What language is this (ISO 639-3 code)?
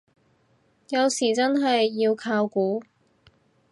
yue